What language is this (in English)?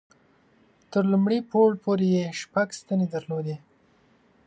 Pashto